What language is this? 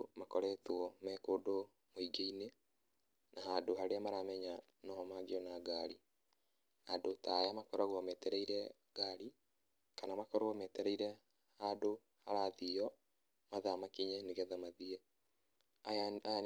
Kikuyu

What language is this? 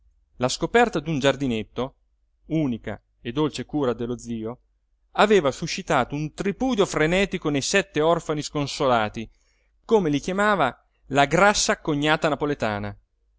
Italian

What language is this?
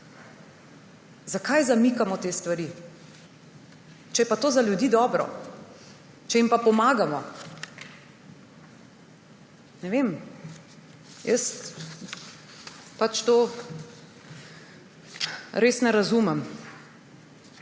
Slovenian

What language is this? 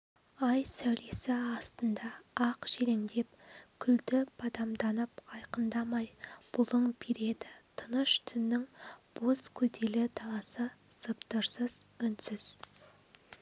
Kazakh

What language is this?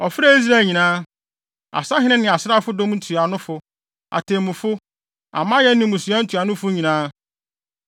Akan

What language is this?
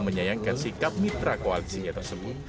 Indonesian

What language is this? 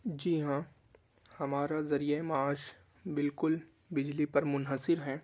Urdu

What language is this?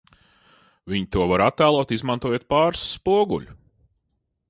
Latvian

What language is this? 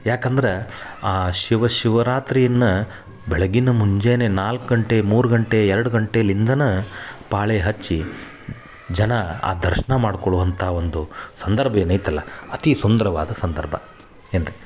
Kannada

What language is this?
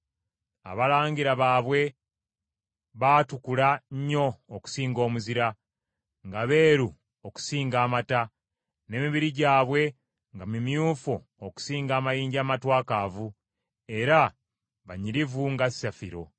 Ganda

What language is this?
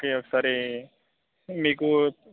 Telugu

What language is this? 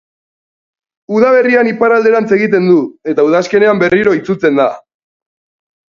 Basque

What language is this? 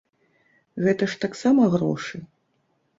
Belarusian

